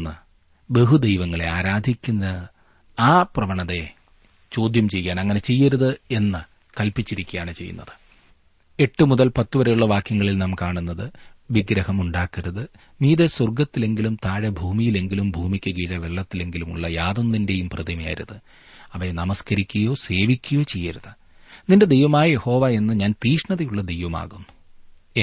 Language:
Malayalam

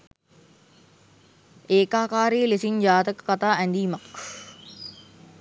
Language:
Sinhala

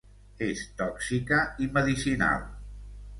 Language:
Catalan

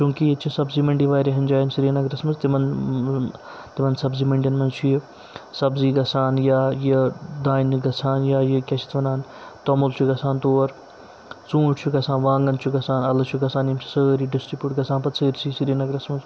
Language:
Kashmiri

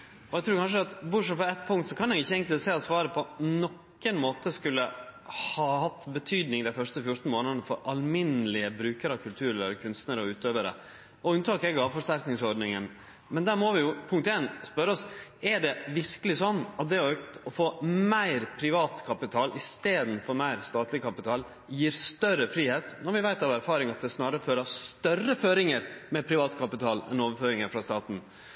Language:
Norwegian Nynorsk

